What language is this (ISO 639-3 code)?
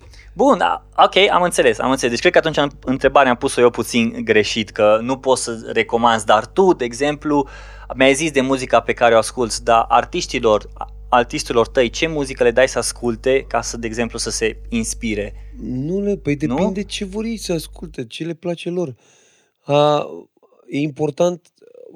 ron